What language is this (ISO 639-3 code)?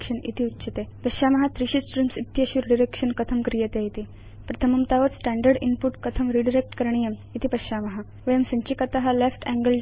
san